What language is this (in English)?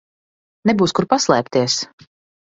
Latvian